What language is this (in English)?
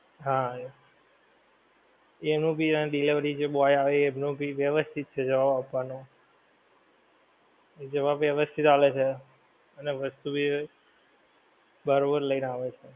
Gujarati